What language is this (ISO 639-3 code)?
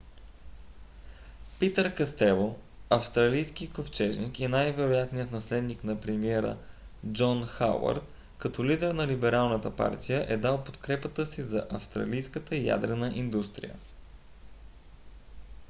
bul